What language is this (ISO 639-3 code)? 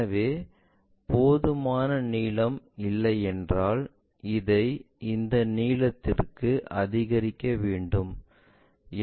tam